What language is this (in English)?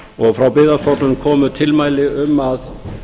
Icelandic